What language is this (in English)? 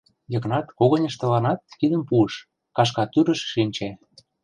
Mari